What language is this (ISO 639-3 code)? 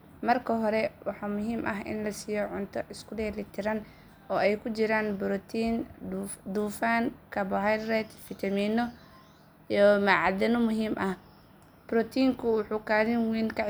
som